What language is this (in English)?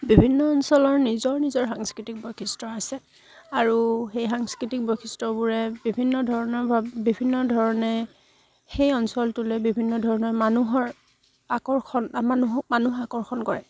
Assamese